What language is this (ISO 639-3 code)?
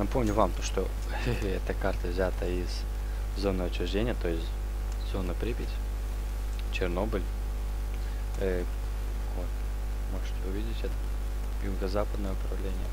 rus